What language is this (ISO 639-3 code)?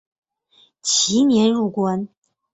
zho